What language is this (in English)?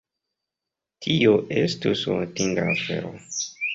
Esperanto